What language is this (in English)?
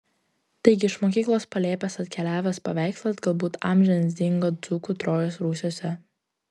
Lithuanian